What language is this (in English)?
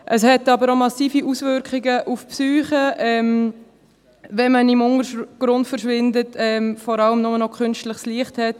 Swiss German